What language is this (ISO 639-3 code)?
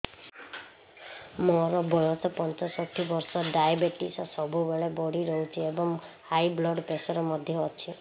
ori